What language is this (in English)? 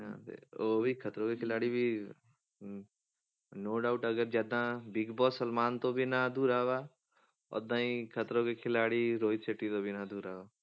Punjabi